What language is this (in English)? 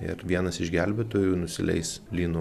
Lithuanian